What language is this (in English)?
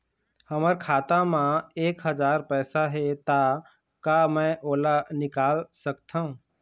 Chhattisgarhi